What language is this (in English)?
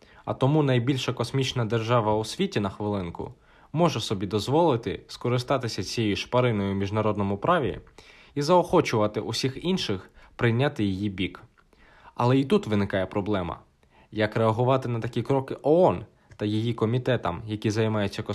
Ukrainian